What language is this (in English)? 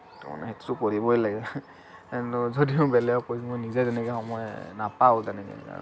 Assamese